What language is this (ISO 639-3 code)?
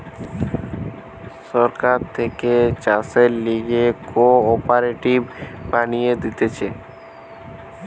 ben